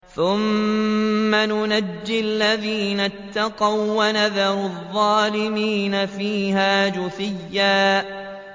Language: Arabic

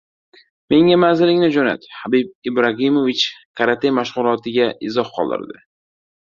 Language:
Uzbek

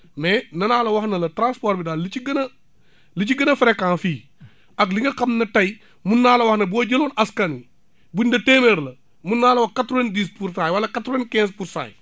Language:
Wolof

